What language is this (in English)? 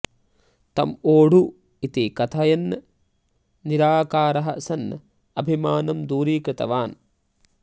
Sanskrit